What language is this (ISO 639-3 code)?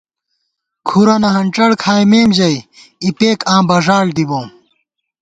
gwt